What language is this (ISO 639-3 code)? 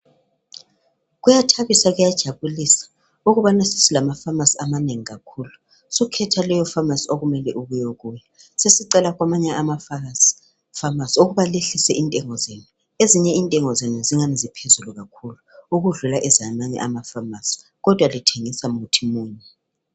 nde